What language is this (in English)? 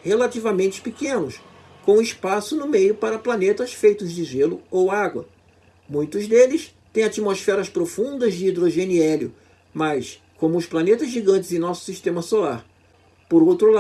Portuguese